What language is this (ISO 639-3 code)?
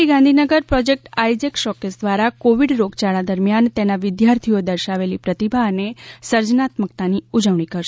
guj